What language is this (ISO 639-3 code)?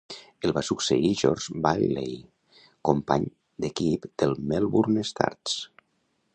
cat